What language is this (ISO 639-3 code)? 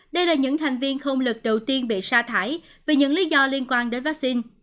vie